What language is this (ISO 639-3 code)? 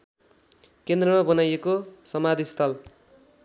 nep